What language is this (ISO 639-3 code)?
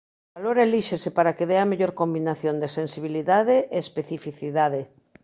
glg